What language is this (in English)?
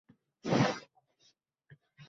Uzbek